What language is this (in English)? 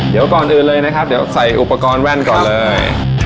Thai